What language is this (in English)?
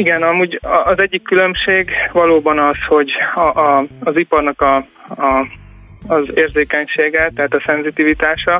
Hungarian